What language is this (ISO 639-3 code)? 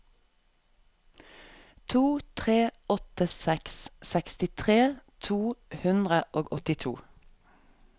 nor